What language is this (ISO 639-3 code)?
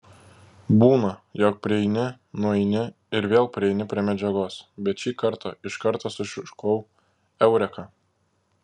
lit